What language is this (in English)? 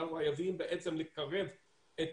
Hebrew